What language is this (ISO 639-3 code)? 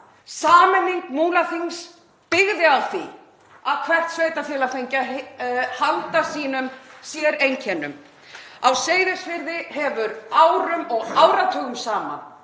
isl